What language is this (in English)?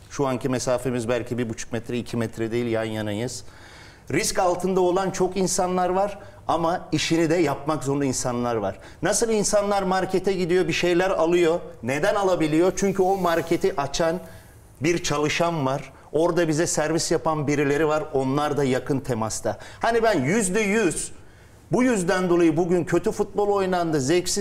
Turkish